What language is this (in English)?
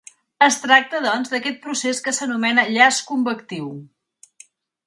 Catalan